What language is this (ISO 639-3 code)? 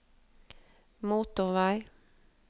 nor